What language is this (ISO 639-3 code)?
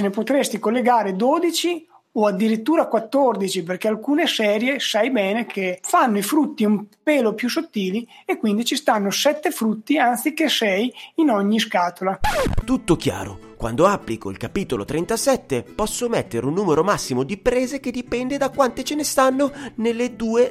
ita